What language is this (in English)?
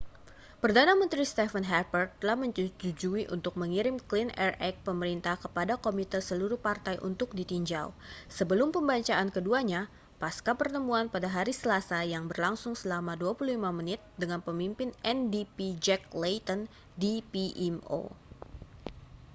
Indonesian